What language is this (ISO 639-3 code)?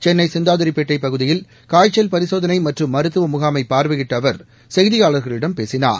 tam